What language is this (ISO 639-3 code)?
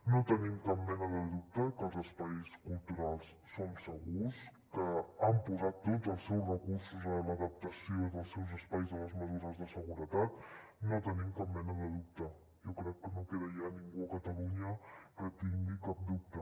cat